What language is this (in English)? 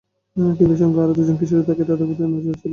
Bangla